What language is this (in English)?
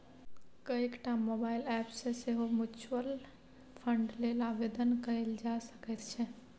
Maithili